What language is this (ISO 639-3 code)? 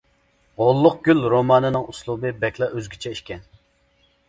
uig